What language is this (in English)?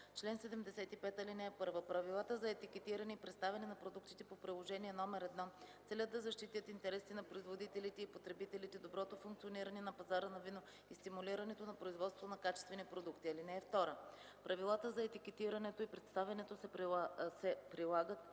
Bulgarian